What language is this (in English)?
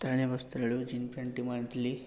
Odia